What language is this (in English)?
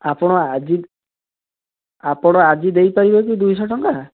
Odia